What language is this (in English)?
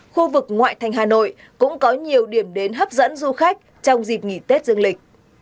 Vietnamese